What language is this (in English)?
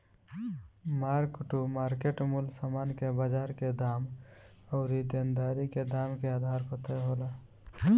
Bhojpuri